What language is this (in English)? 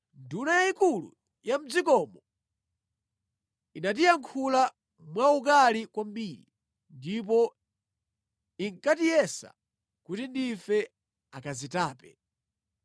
Nyanja